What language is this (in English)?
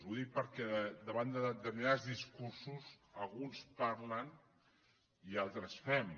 Catalan